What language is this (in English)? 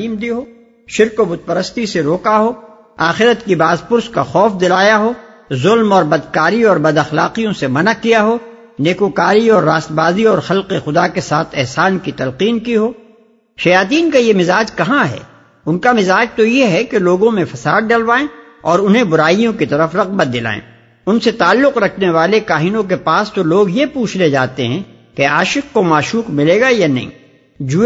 Urdu